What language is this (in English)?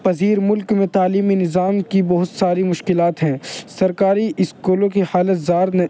Urdu